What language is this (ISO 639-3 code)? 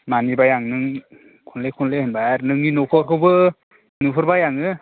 brx